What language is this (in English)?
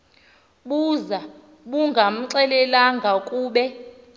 Xhosa